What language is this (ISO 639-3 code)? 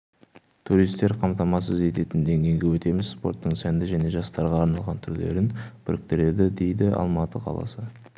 kaz